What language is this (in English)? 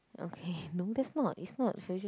English